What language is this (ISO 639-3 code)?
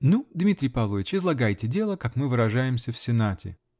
rus